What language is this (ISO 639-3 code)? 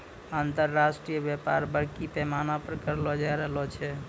mai